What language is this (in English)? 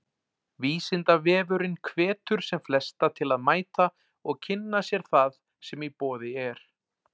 Icelandic